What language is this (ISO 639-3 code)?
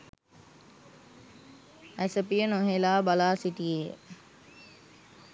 sin